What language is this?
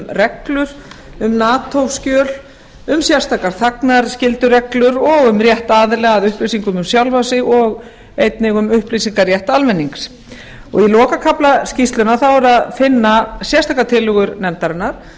Icelandic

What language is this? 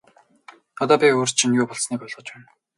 Mongolian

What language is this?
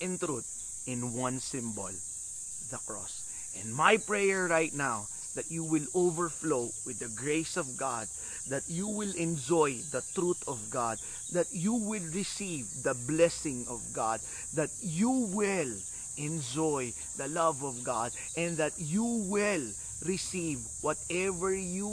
Filipino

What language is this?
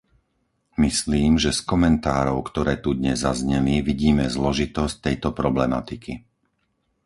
Slovak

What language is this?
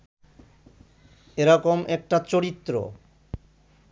Bangla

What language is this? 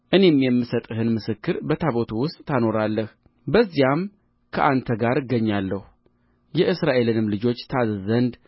Amharic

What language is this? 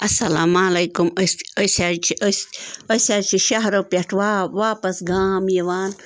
Kashmiri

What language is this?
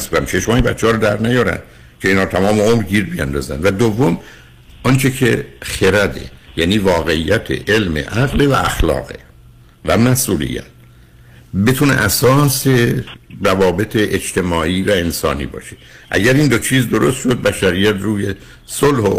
Persian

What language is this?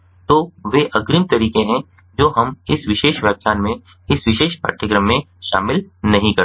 Hindi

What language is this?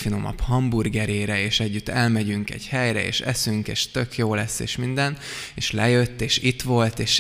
Hungarian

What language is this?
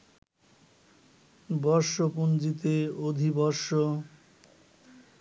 Bangla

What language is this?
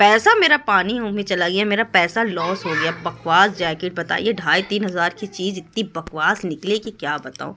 Urdu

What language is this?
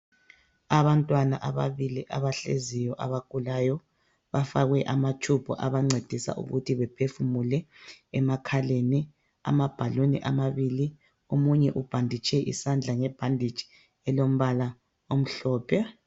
North Ndebele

